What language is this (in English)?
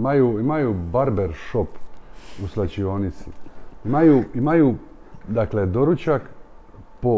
Croatian